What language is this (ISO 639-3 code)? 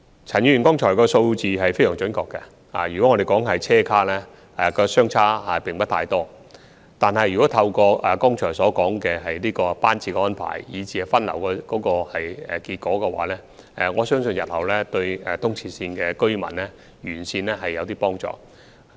yue